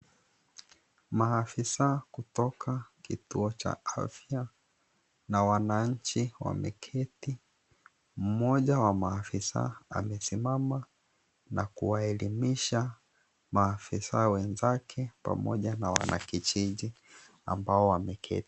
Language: Swahili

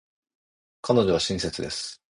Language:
Japanese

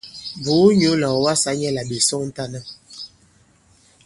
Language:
Bankon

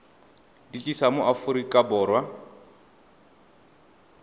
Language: Tswana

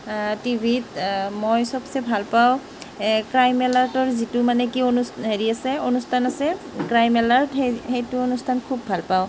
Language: Assamese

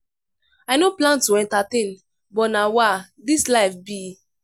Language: Nigerian Pidgin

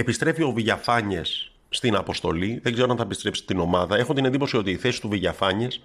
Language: Greek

